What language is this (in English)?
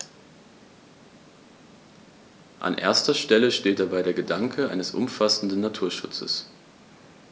German